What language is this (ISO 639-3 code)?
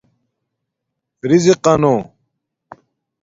dmk